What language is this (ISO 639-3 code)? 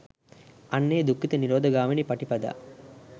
sin